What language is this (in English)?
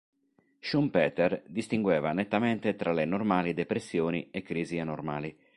Italian